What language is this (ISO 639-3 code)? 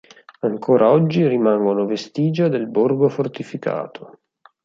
ita